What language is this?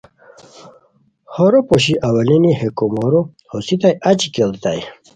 Khowar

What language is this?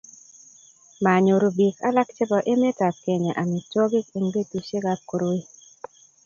Kalenjin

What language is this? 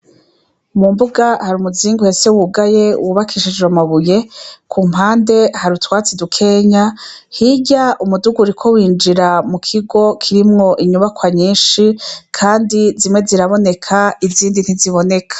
Rundi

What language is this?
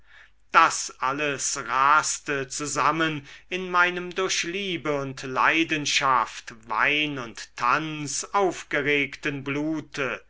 German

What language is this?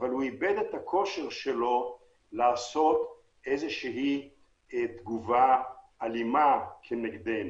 Hebrew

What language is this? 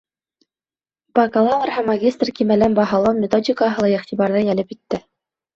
Bashkir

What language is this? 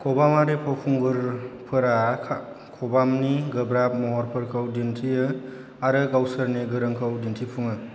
Bodo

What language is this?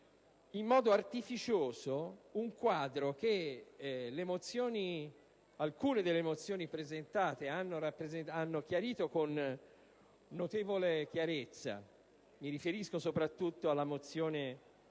Italian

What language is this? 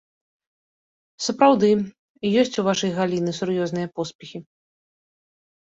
Belarusian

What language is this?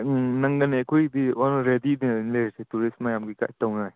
Manipuri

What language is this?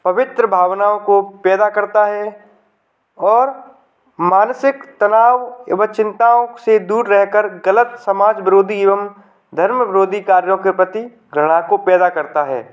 Hindi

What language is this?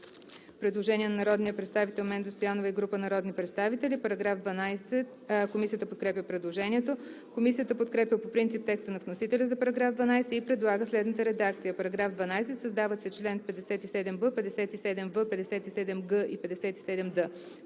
Bulgarian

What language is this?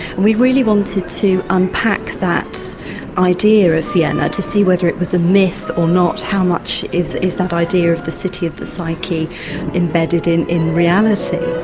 English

